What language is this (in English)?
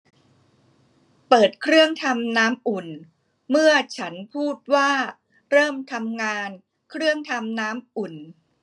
Thai